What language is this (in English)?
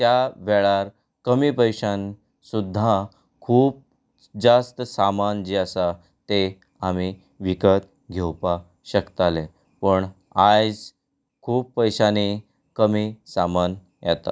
Konkani